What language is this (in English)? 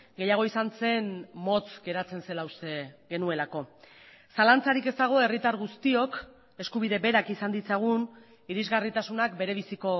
Basque